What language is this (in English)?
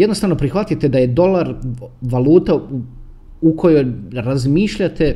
Croatian